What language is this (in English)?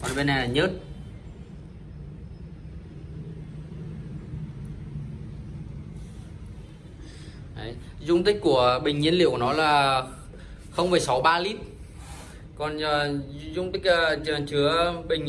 Vietnamese